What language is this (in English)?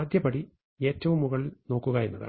Malayalam